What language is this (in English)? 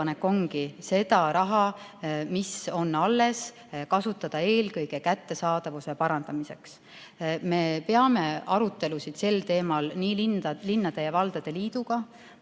Estonian